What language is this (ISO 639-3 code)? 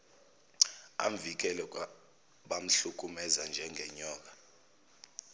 zul